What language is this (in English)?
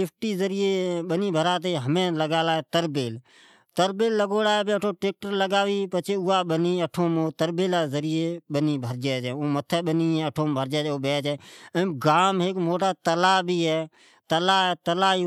Od